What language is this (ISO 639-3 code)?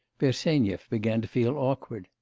eng